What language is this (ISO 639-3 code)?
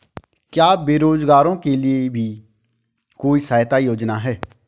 hin